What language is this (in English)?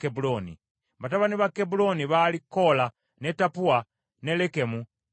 Ganda